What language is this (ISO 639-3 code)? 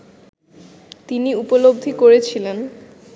ben